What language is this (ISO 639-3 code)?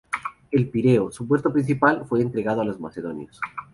spa